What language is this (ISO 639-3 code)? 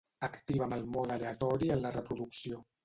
cat